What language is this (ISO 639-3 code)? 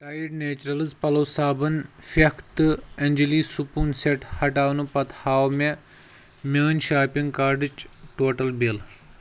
kas